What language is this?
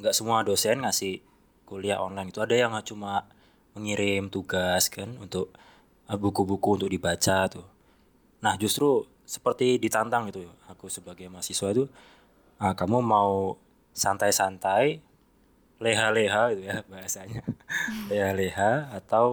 Indonesian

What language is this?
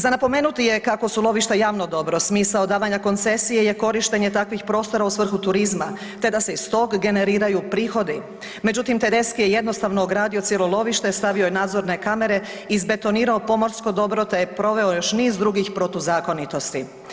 Croatian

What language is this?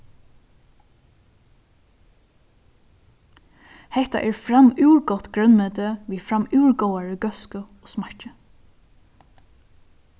Faroese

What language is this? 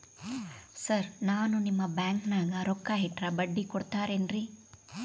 Kannada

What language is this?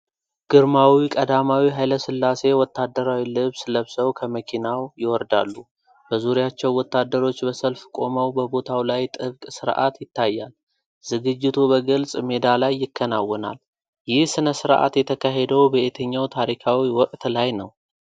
Amharic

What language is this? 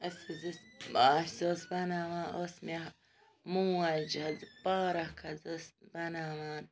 Kashmiri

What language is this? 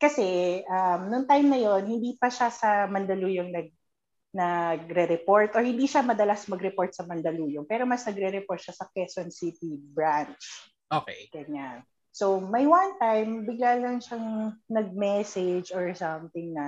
Filipino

